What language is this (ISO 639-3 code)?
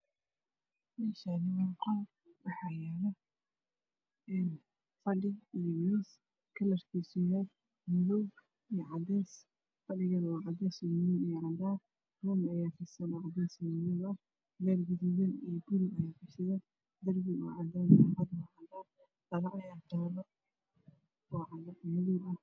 som